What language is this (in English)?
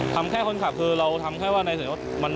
Thai